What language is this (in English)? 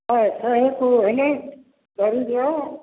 Odia